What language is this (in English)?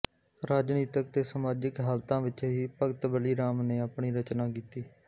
Punjabi